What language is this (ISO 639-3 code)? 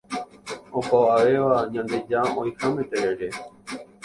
grn